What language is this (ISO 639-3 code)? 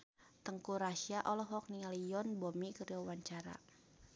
sun